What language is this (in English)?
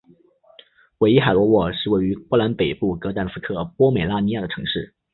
Chinese